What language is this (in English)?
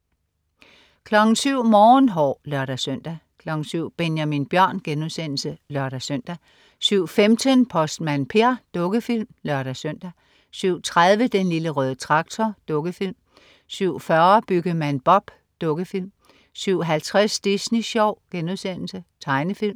Danish